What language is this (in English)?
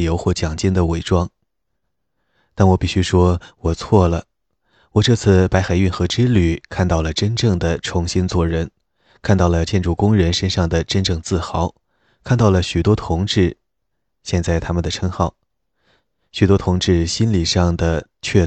Chinese